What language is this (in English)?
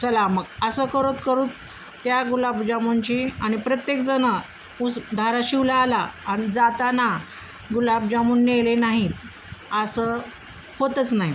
Marathi